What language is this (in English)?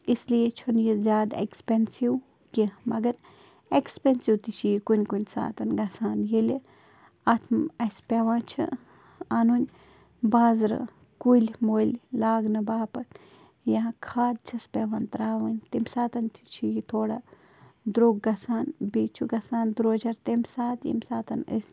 Kashmiri